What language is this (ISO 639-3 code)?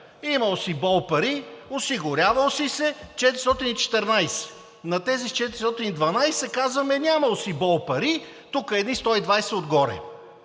bul